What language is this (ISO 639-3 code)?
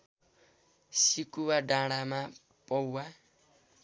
nep